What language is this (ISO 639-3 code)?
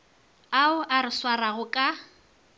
nso